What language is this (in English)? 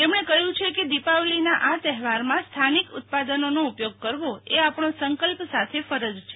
Gujarati